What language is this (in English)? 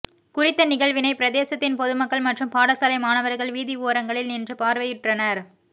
Tamil